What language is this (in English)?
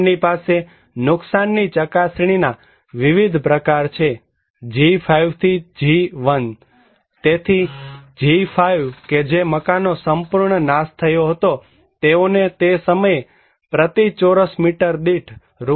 Gujarati